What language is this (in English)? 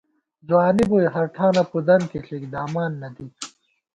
Gawar-Bati